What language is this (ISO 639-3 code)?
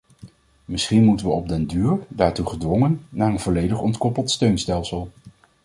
nld